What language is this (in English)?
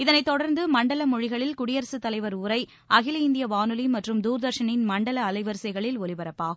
Tamil